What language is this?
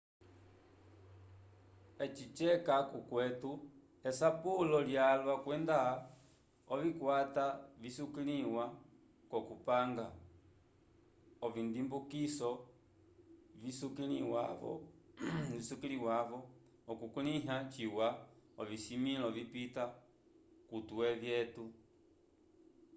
Umbundu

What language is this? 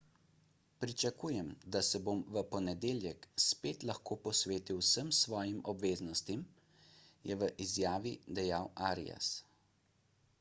Slovenian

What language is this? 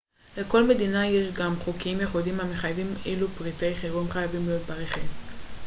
Hebrew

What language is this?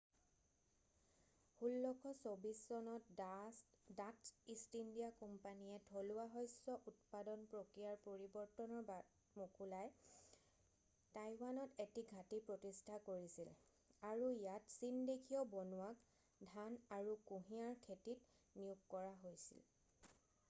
Assamese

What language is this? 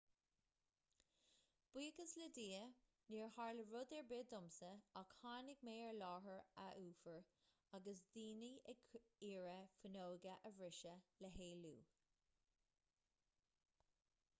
Irish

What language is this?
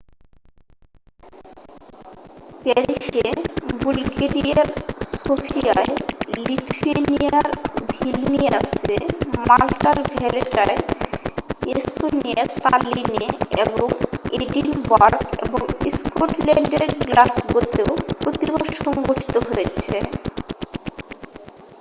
Bangla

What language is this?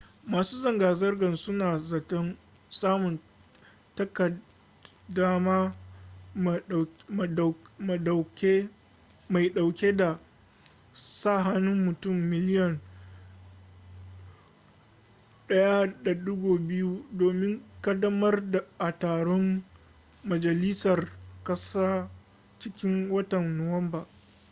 Hausa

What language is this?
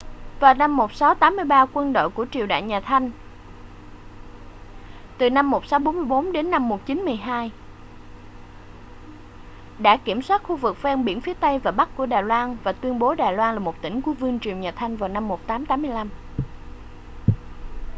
Vietnamese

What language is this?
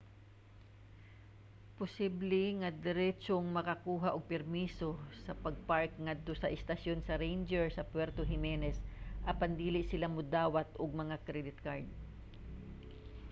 Cebuano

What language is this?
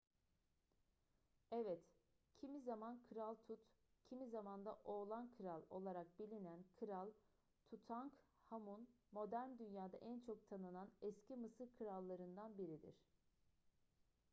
Turkish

